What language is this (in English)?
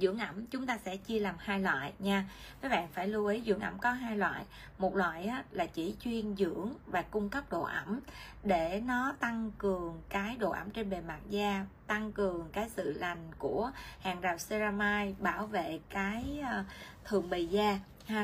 Vietnamese